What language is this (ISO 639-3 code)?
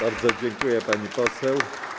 pol